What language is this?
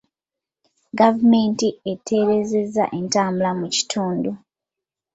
Ganda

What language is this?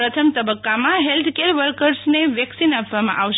Gujarati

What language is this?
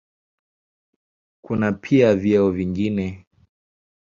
Swahili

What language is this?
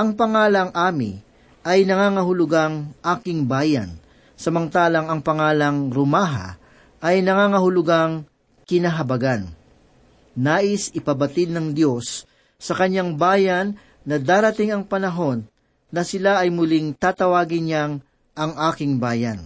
Filipino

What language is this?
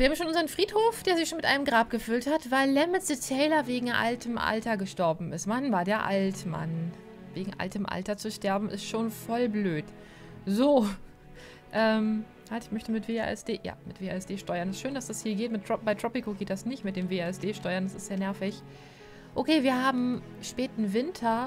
German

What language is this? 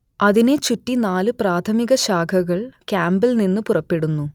Malayalam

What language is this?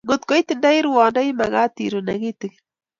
Kalenjin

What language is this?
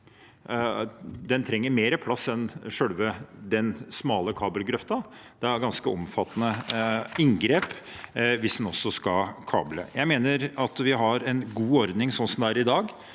Norwegian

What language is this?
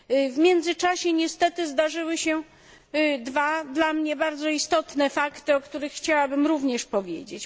Polish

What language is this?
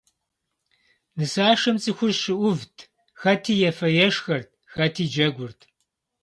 Kabardian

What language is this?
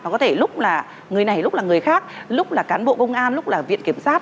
Vietnamese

